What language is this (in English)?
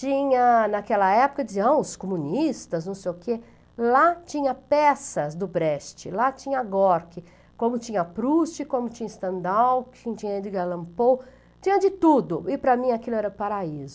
Portuguese